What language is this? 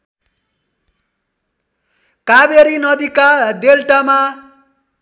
Nepali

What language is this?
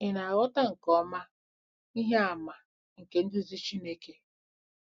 Igbo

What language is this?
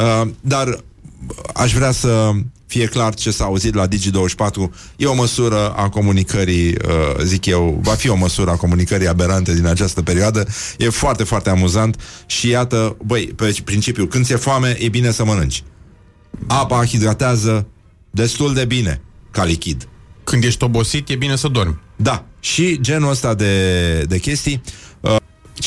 Romanian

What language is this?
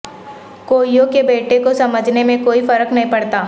Urdu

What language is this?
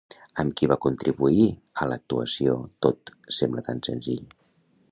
Catalan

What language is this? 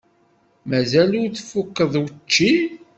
Kabyle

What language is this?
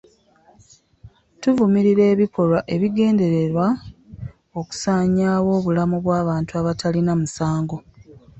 Ganda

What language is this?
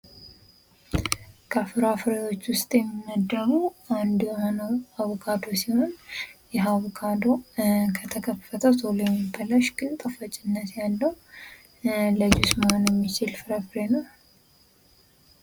Amharic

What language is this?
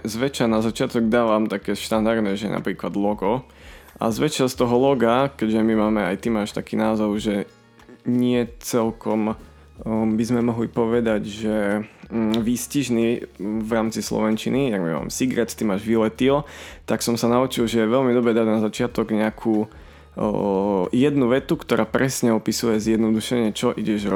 Slovak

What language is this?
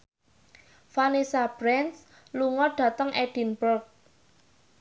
Javanese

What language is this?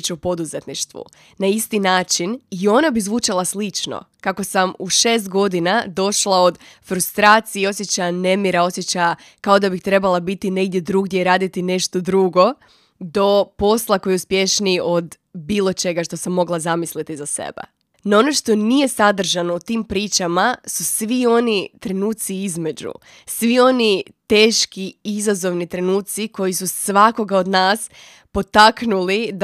Croatian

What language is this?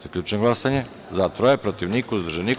Serbian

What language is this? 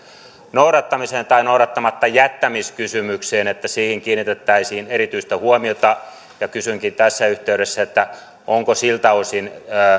Finnish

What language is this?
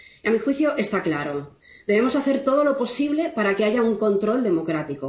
Spanish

